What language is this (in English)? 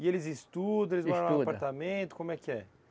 Portuguese